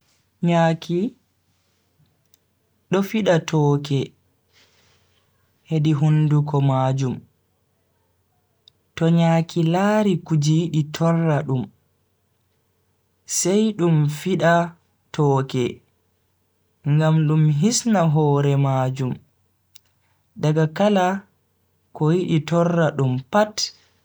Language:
Bagirmi Fulfulde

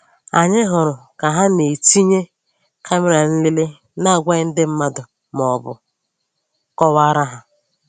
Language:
Igbo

